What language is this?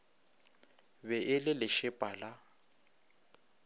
Northern Sotho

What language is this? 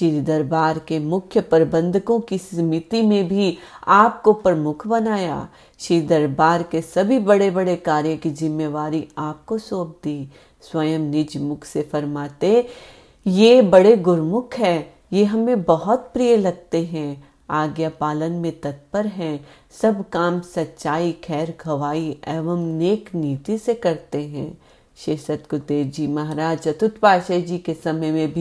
Hindi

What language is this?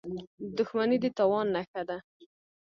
Pashto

